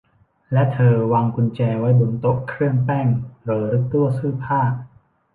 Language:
Thai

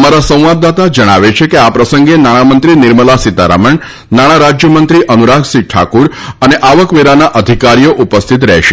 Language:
Gujarati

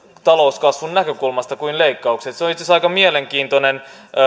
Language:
Finnish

